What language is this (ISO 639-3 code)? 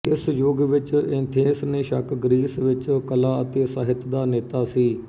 pan